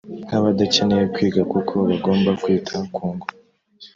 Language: Kinyarwanda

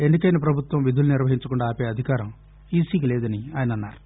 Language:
Telugu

